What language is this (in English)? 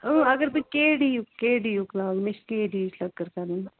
Kashmiri